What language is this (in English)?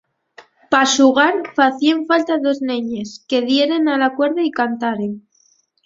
Asturian